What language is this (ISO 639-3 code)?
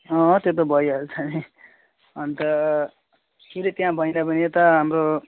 nep